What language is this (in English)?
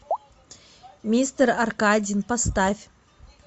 Russian